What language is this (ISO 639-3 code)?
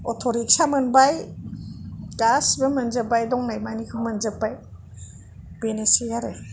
brx